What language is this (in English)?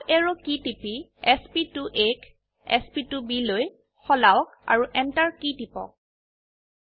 Assamese